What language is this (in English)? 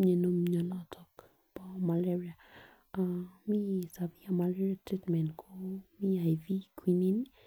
Kalenjin